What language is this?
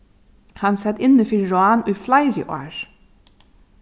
Faroese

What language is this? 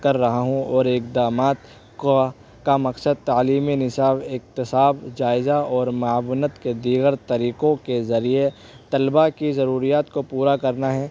Urdu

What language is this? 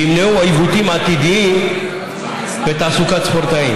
Hebrew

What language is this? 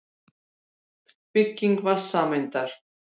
Icelandic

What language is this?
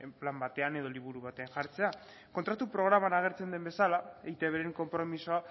Basque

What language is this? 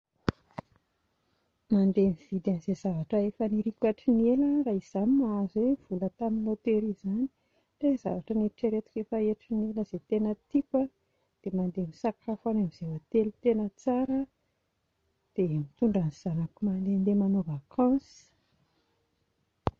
Malagasy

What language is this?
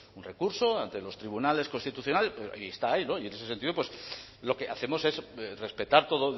Spanish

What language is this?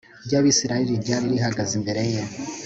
Kinyarwanda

